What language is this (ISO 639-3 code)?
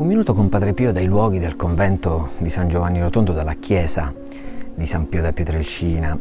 ita